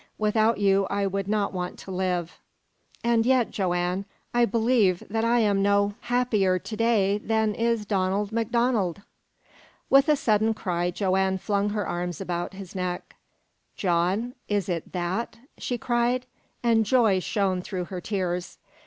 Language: English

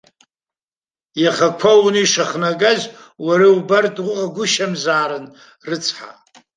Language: Abkhazian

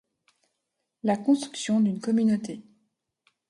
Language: French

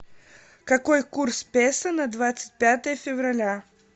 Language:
Russian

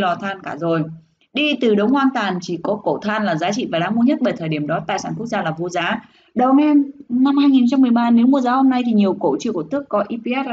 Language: Vietnamese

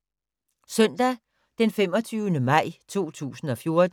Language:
Danish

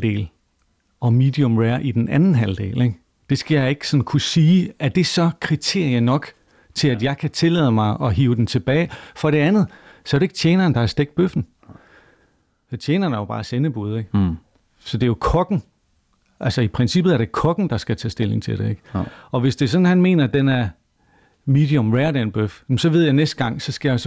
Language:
Danish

